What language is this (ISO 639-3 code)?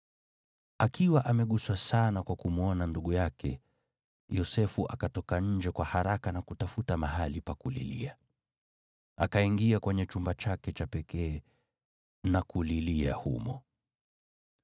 swa